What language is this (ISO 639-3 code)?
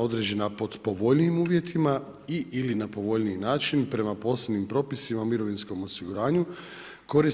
hrv